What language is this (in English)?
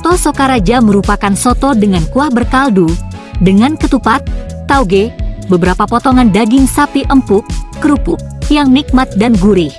Indonesian